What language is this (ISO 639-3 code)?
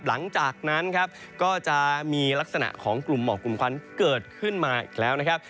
tha